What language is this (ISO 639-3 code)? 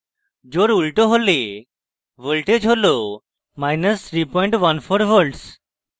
ben